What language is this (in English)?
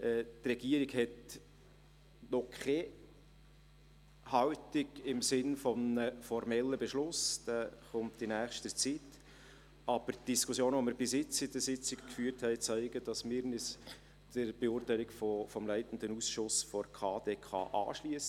Swiss German